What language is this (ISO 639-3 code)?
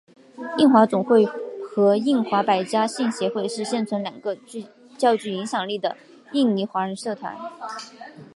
zho